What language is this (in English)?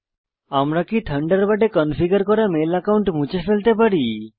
Bangla